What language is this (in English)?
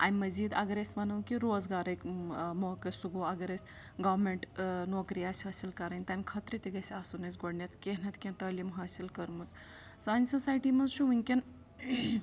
Kashmiri